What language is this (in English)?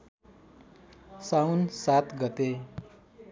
Nepali